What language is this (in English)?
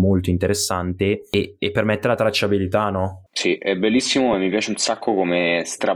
Italian